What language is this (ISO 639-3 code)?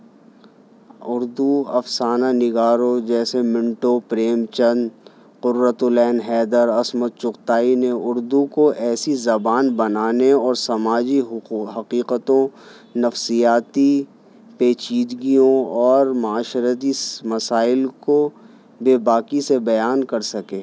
urd